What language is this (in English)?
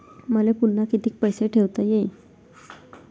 Marathi